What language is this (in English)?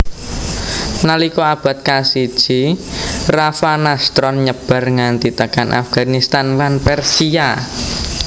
Javanese